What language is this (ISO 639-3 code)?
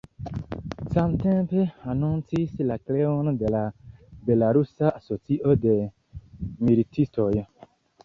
epo